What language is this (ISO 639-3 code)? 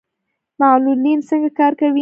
pus